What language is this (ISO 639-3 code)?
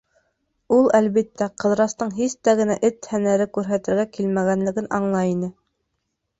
bak